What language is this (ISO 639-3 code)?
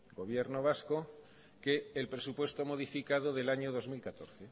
spa